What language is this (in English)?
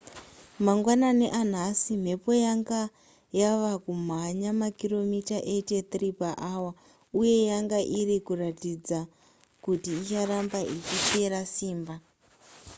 Shona